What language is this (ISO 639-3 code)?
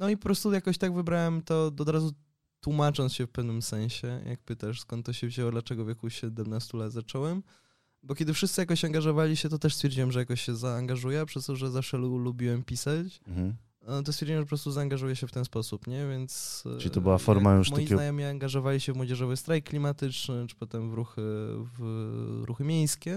pol